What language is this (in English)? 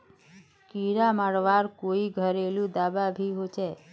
Magahi